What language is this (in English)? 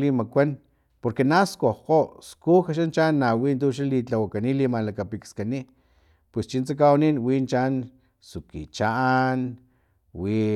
Filomena Mata-Coahuitlán Totonac